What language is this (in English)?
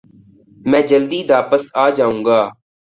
Urdu